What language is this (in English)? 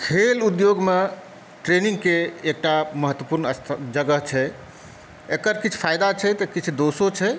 Maithili